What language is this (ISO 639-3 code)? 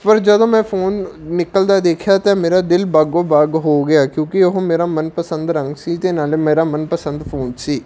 pan